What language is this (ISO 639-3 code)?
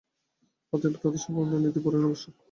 ben